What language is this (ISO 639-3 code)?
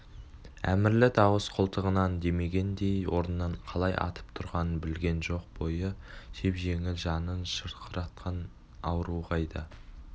kaz